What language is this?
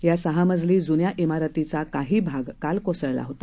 Marathi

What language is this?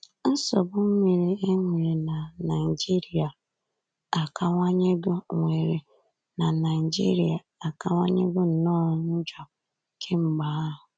Igbo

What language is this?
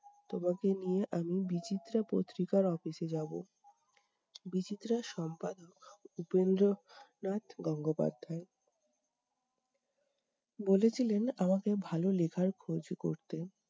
Bangla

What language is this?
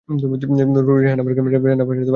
Bangla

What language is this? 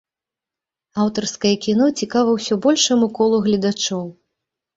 Belarusian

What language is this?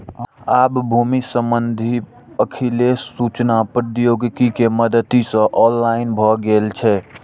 Maithili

